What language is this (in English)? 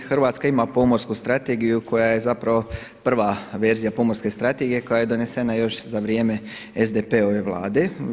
Croatian